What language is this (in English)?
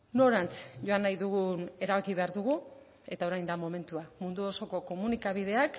Basque